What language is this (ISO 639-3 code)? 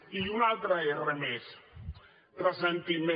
cat